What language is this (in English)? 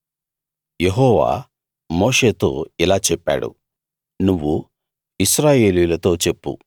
Telugu